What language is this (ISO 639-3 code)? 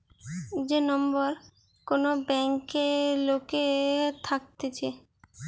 ben